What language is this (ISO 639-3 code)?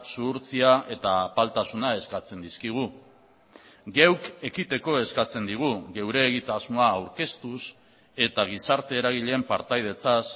eus